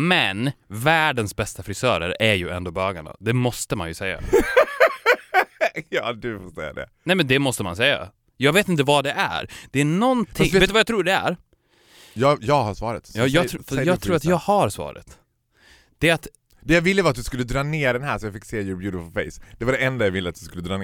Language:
Swedish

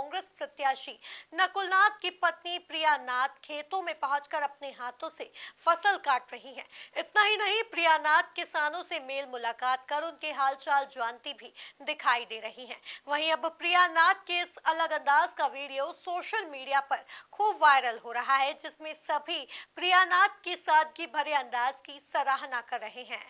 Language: Hindi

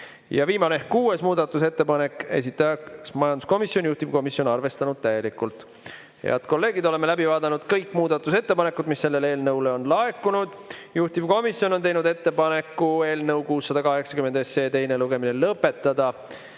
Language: Estonian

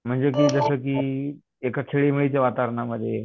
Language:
Marathi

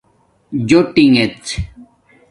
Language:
Domaaki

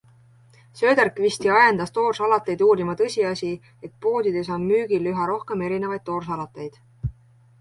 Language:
Estonian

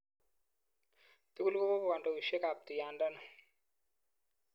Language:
Kalenjin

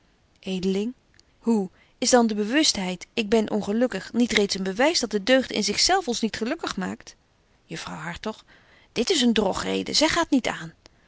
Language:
Dutch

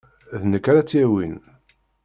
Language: Kabyle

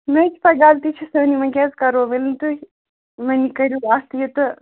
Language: Kashmiri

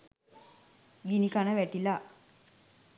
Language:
Sinhala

